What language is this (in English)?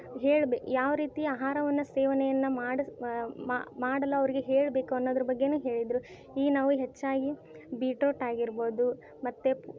Kannada